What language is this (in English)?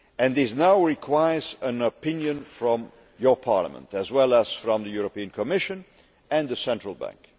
English